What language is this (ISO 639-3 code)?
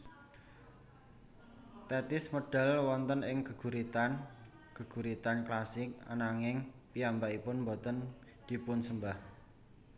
jav